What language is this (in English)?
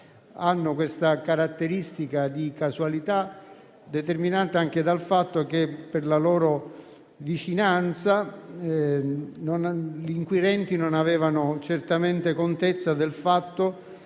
Italian